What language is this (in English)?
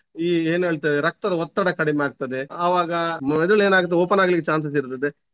Kannada